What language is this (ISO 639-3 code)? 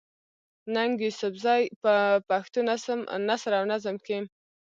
pus